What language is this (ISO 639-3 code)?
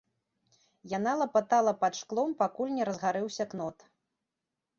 bel